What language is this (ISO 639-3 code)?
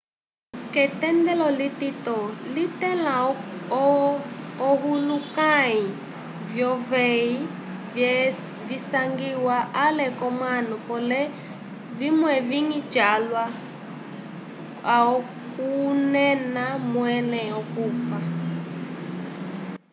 umb